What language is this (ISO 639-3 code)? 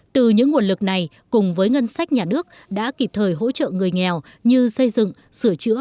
vie